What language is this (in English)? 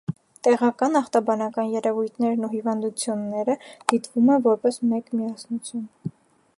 Armenian